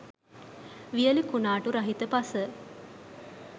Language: Sinhala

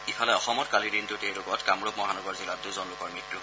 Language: Assamese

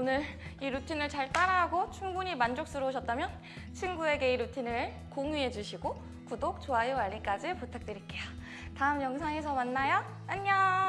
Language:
Korean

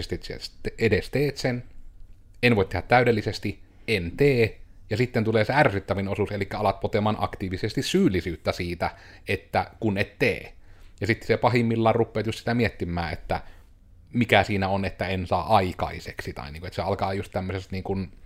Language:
Finnish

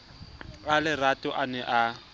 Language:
Southern Sotho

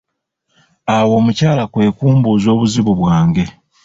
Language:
Ganda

